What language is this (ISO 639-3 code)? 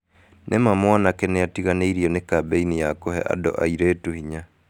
kik